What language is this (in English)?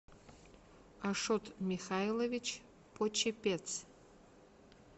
Russian